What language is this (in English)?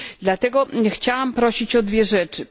Polish